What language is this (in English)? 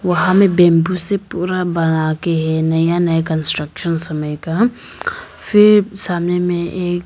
Hindi